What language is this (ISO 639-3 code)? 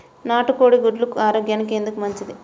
tel